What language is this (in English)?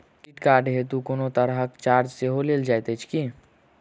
Maithili